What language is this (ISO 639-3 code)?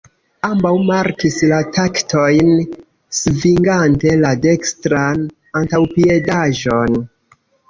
epo